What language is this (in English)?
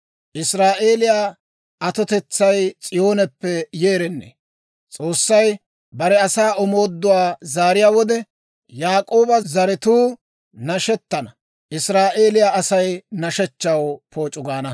Dawro